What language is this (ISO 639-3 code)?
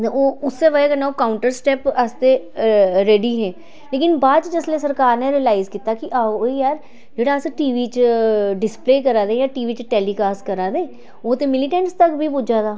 doi